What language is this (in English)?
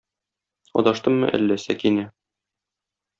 Tatar